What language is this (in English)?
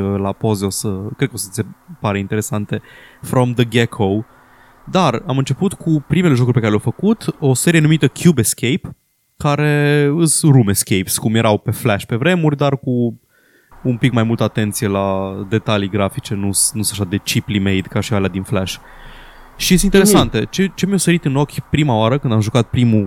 Romanian